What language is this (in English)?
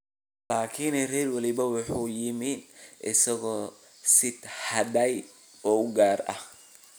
Somali